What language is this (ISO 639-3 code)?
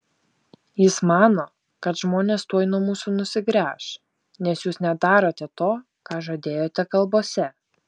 lit